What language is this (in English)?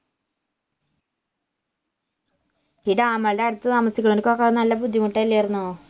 Malayalam